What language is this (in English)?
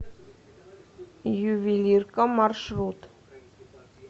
Russian